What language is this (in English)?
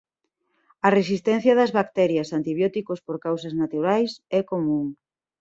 Galician